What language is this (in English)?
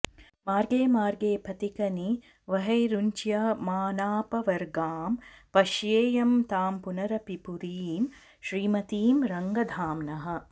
Sanskrit